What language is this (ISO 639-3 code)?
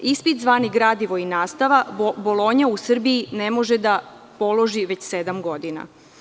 srp